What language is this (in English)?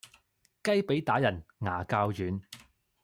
Cantonese